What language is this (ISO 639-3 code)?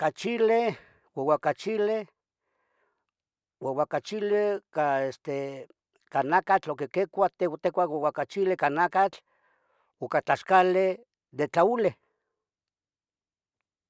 nhg